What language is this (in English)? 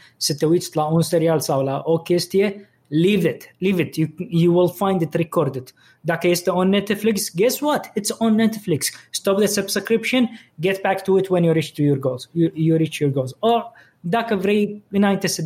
Romanian